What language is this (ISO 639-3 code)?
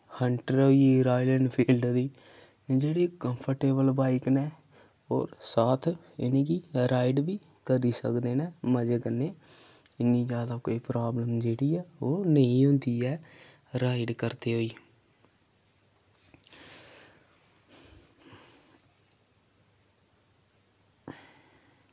doi